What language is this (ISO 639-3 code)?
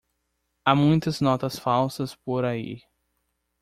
por